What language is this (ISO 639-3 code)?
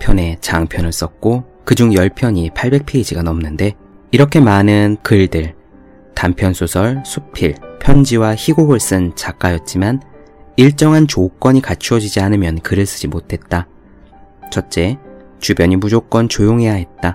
kor